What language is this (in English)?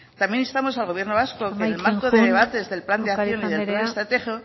Spanish